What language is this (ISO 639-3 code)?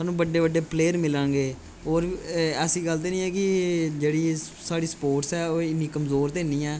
doi